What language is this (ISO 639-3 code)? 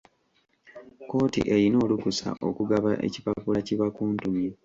lug